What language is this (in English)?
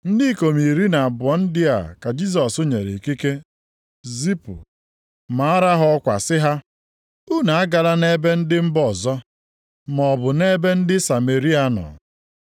Igbo